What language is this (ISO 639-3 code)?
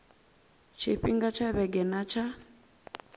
ven